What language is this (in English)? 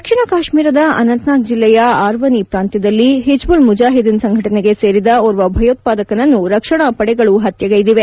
Kannada